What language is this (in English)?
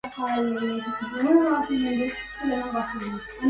Arabic